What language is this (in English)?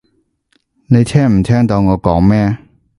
Cantonese